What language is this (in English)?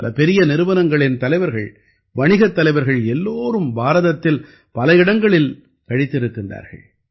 Tamil